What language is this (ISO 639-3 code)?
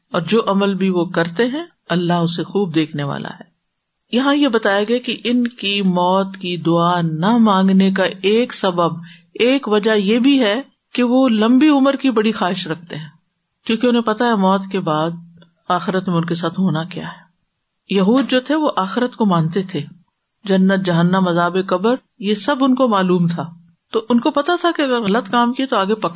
urd